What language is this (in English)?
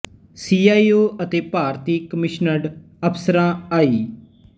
Punjabi